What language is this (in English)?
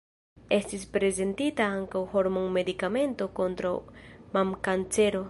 Esperanto